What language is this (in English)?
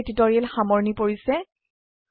Assamese